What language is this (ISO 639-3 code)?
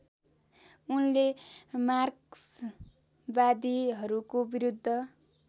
nep